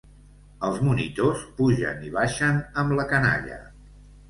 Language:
Catalan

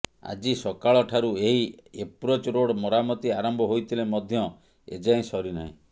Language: Odia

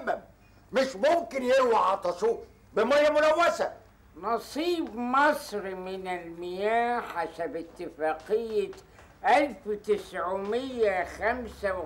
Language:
Arabic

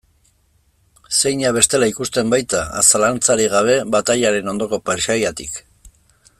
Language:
Basque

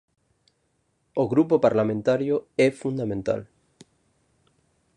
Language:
Galician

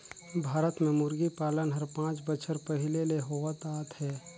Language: Chhattisgarhi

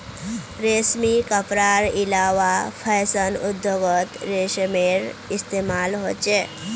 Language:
Magahi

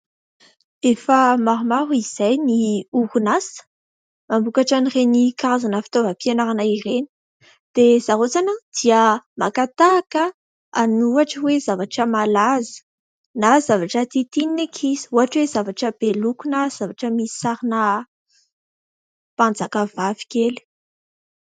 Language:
Malagasy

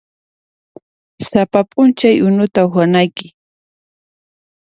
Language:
Puno Quechua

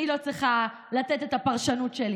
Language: Hebrew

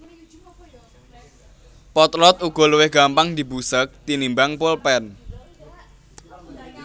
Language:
Javanese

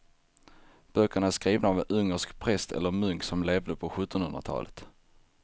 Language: Swedish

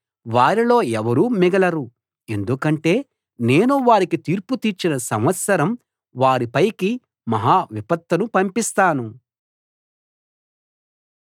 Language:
Telugu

